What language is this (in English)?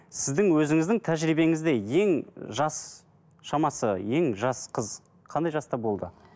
Kazakh